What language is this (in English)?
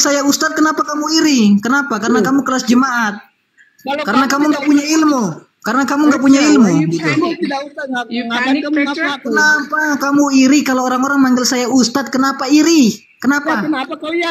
Indonesian